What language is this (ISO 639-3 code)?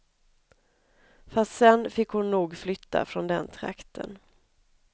swe